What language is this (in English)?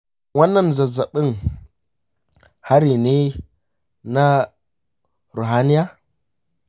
Hausa